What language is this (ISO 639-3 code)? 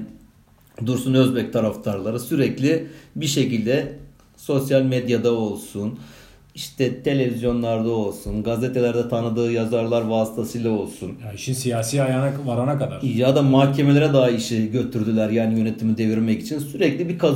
tur